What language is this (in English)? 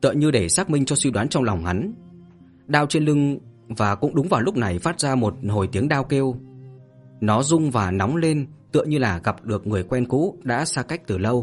Vietnamese